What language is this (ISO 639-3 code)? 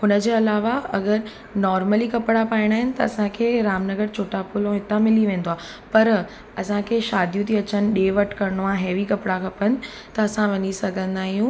snd